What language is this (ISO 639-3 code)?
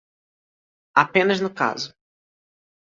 por